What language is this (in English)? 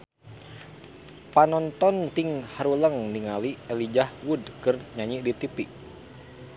Sundanese